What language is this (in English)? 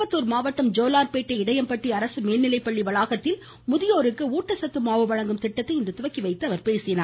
Tamil